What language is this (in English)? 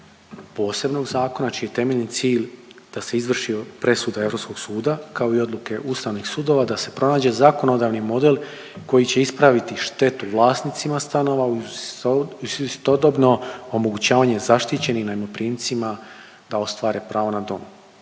Croatian